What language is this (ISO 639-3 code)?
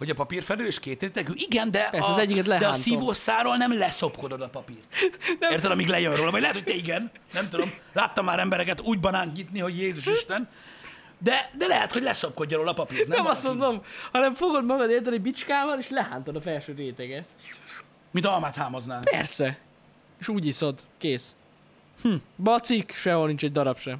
hun